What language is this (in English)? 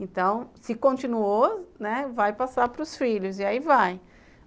Portuguese